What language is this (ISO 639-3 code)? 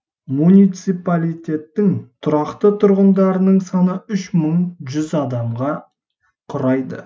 kaz